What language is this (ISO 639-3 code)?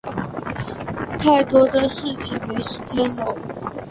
zho